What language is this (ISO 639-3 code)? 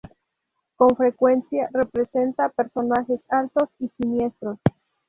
spa